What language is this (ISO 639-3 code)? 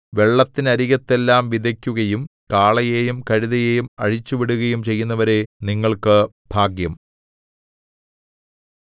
mal